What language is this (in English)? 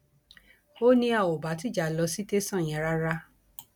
Yoruba